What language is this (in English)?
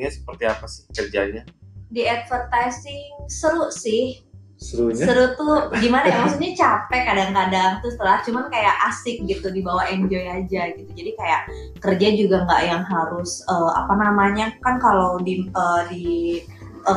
Indonesian